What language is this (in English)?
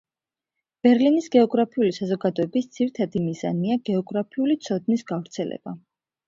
Georgian